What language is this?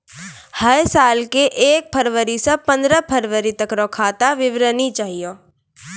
Maithili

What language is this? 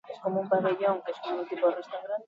Basque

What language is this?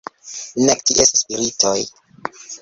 Esperanto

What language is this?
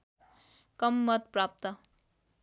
Nepali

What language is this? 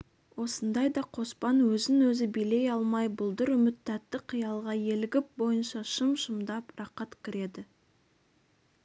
Kazakh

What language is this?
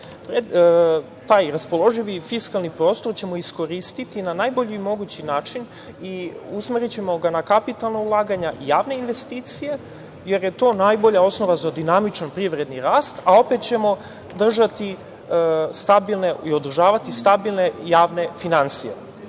Serbian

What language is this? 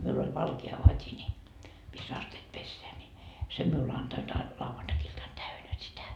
Finnish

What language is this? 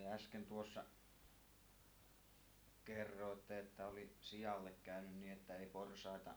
Finnish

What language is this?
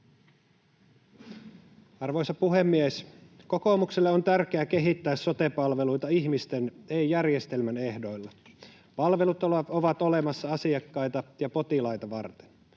Finnish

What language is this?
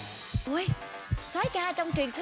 Vietnamese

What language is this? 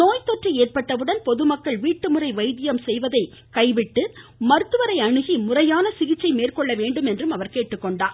Tamil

